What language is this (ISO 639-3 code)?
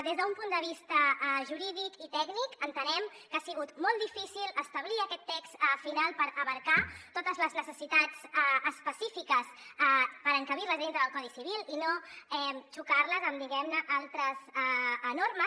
cat